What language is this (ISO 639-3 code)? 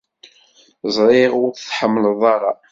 kab